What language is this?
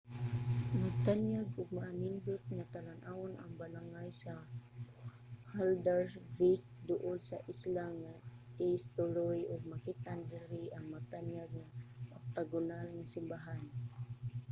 Cebuano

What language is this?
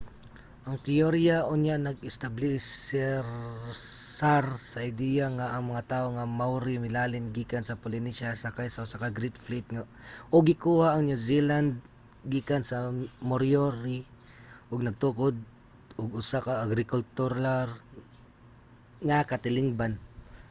Cebuano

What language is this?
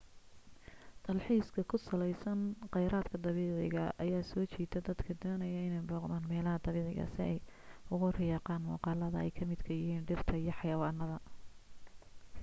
Somali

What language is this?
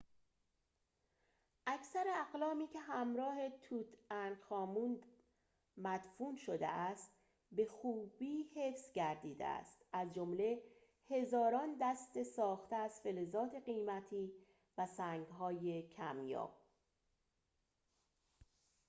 Persian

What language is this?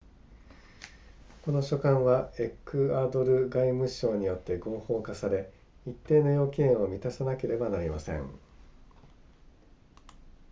Japanese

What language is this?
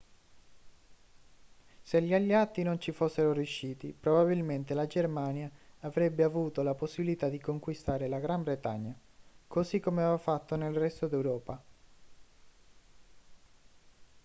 Italian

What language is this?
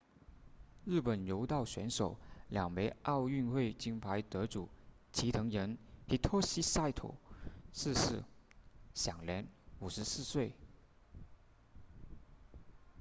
Chinese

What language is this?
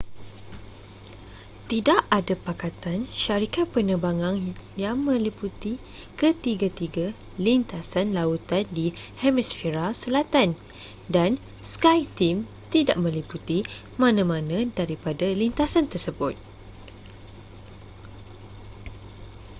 Malay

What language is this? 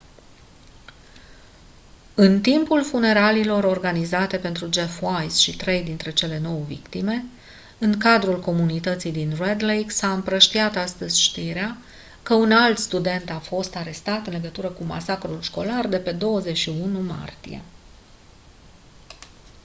Romanian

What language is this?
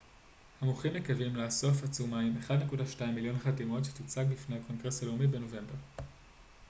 Hebrew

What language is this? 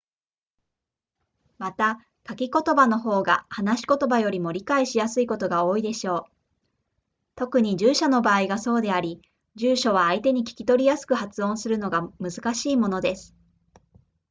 Japanese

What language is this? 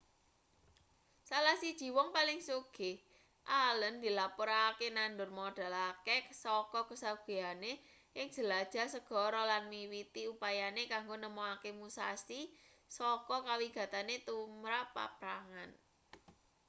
Javanese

